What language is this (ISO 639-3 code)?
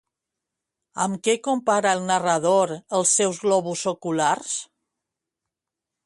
cat